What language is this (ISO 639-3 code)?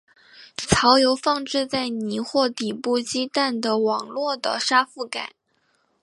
zho